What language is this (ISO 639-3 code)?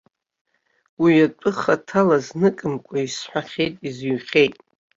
abk